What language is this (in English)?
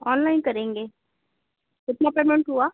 Hindi